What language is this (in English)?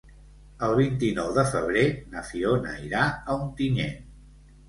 Catalan